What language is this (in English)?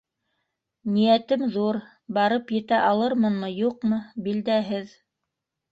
Bashkir